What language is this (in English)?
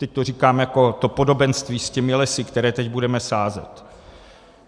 Czech